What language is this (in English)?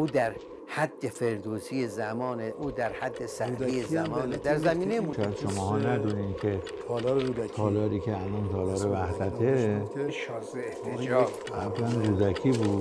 Persian